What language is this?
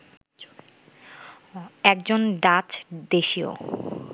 Bangla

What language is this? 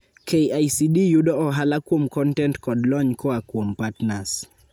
Luo (Kenya and Tanzania)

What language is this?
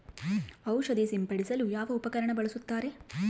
Kannada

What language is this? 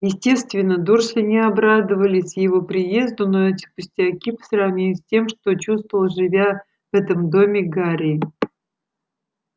Russian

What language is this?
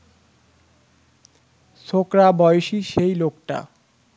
Bangla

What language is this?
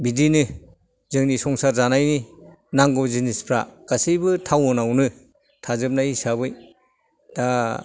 Bodo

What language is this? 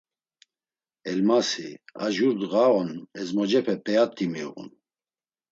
Laz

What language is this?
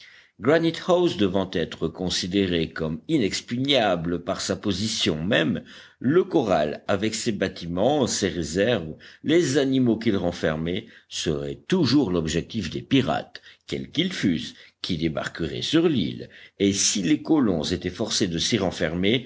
French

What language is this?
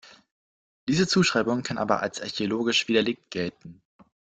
German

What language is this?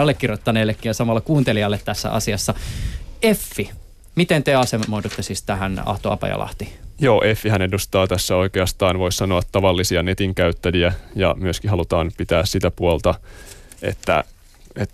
Finnish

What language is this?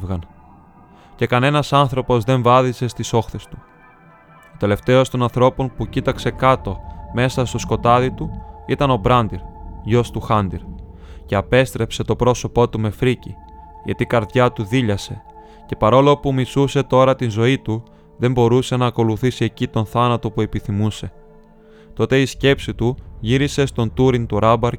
Greek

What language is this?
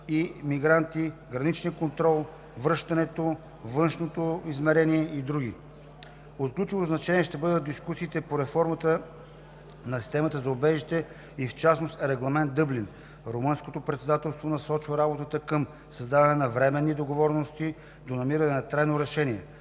Bulgarian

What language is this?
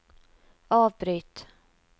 Norwegian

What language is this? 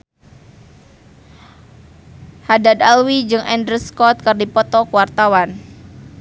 Sundanese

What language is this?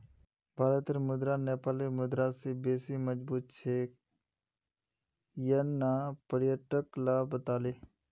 Magahi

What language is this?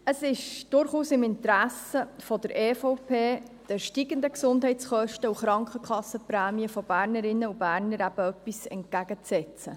Swiss German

